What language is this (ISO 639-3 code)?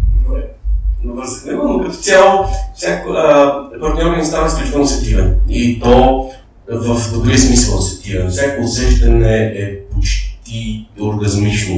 bul